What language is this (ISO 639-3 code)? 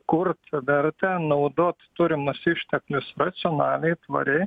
lit